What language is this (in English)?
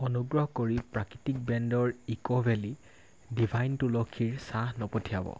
Assamese